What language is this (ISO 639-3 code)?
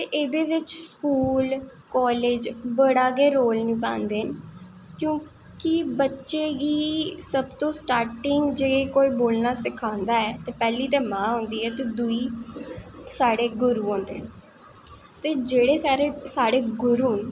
doi